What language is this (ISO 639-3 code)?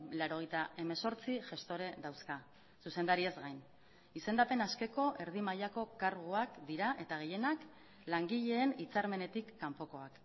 eus